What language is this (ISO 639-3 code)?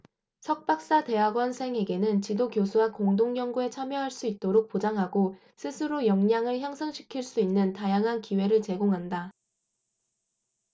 kor